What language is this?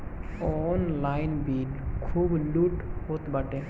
Bhojpuri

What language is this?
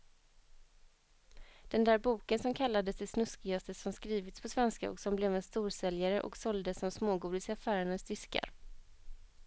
Swedish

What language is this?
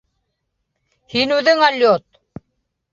Bashkir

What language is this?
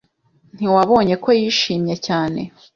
Kinyarwanda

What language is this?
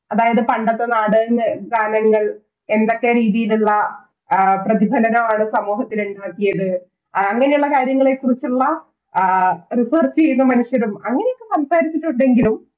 Malayalam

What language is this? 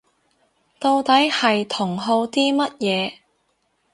Cantonese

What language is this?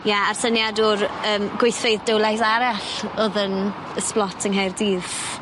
Welsh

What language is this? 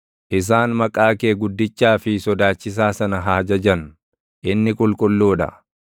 Oromo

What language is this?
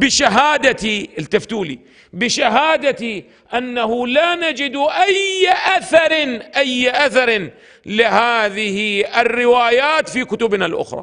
Arabic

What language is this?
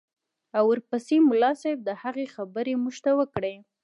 Pashto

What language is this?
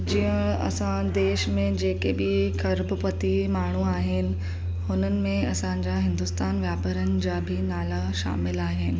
Sindhi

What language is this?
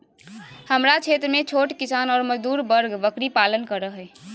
Magahi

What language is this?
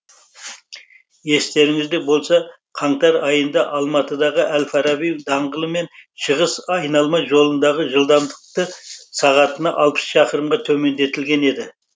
Kazakh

